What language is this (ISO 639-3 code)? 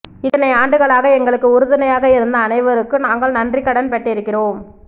tam